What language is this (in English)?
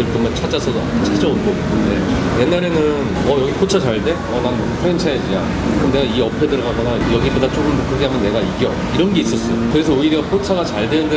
Korean